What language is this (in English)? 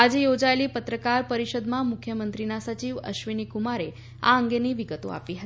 Gujarati